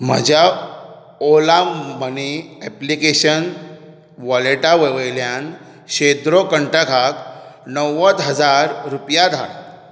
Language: Konkani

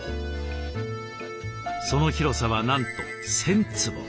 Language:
Japanese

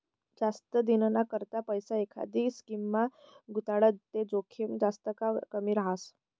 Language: Marathi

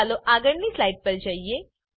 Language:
Gujarati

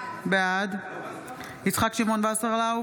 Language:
Hebrew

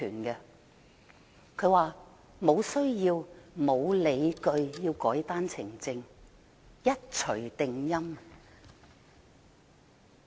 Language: Cantonese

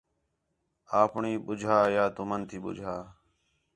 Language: Khetrani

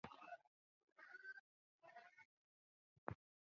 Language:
Chinese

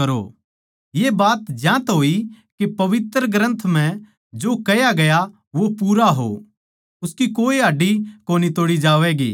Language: Haryanvi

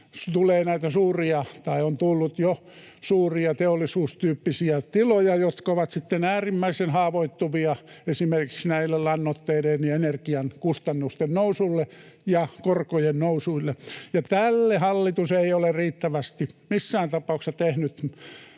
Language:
Finnish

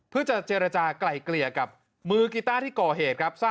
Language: Thai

